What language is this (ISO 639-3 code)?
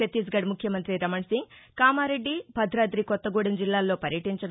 tel